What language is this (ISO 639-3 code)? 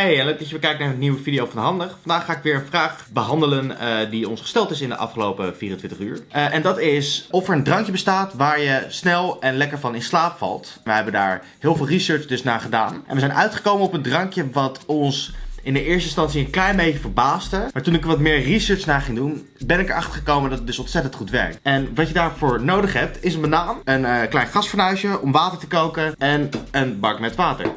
nld